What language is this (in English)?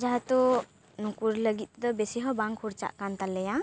Santali